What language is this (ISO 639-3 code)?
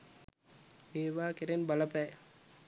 sin